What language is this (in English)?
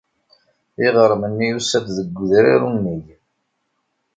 Kabyle